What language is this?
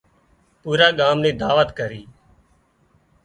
Wadiyara Koli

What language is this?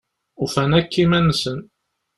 Kabyle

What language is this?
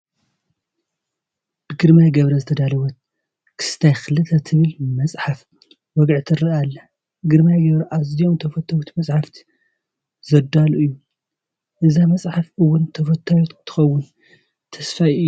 Tigrinya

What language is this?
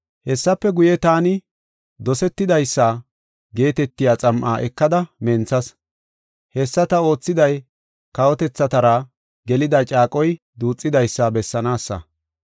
Gofa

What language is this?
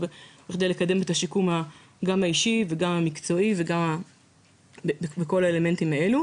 Hebrew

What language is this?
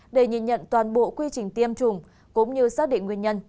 Vietnamese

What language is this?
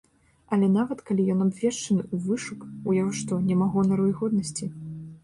Belarusian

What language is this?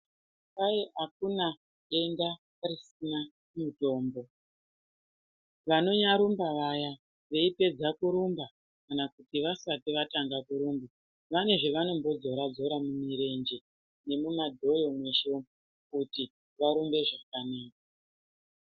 Ndau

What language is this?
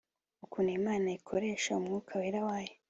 Kinyarwanda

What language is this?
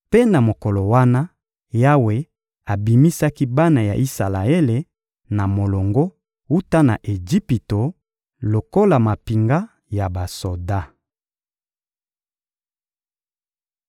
Lingala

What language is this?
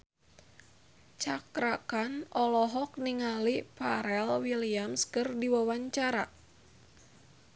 Sundanese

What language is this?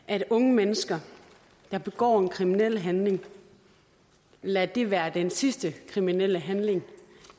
Danish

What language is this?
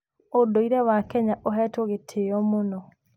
Kikuyu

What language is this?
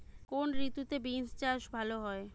Bangla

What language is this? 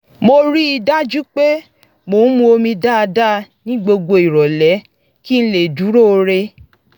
Yoruba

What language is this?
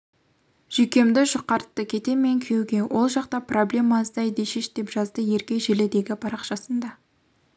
Kazakh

